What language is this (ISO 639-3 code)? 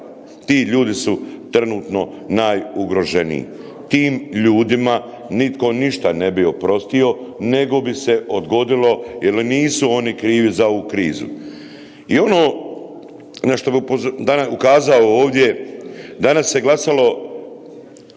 hrv